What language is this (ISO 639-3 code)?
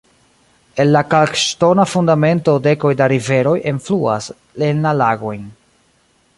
epo